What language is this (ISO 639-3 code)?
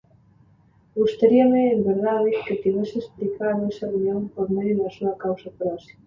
glg